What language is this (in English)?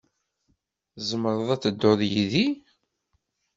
Kabyle